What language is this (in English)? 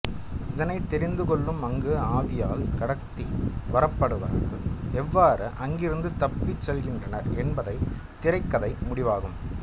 Tamil